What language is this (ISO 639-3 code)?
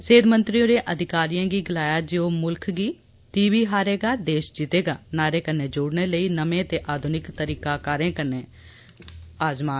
doi